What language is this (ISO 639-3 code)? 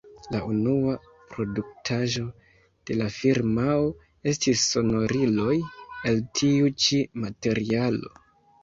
epo